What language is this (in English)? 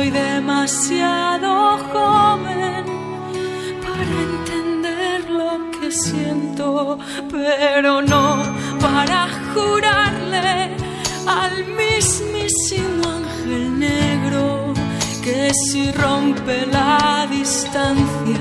Romanian